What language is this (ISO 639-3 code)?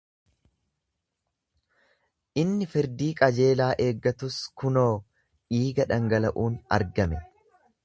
orm